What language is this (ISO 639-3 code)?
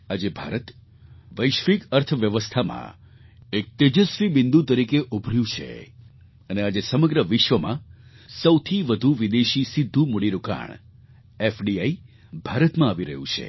guj